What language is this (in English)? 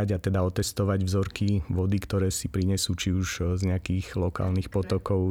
Slovak